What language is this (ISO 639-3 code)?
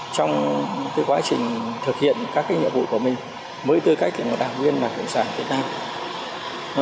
vie